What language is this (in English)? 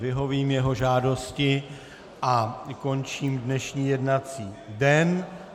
Czech